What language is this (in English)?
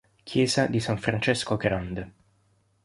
Italian